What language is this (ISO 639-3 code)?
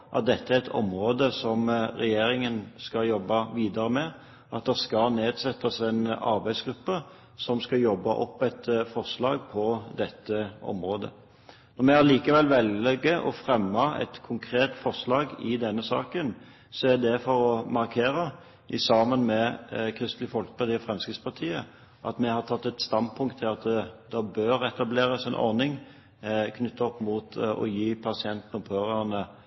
nob